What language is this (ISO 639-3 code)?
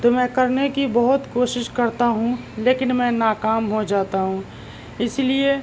urd